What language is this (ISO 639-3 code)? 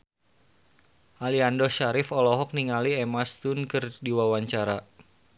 sun